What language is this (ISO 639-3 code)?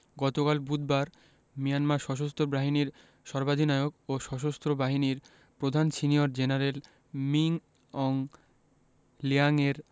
ben